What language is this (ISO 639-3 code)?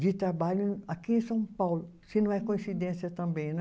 por